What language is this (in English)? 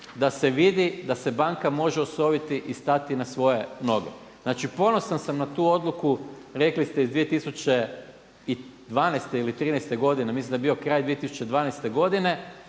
Croatian